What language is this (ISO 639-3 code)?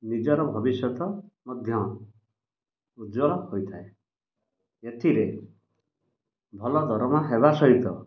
ori